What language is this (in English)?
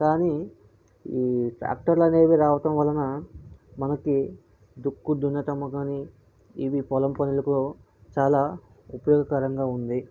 Telugu